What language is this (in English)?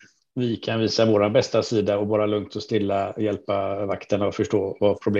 Swedish